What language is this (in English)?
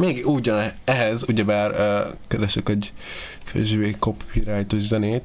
Hungarian